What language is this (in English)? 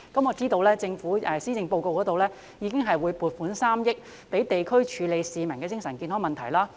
Cantonese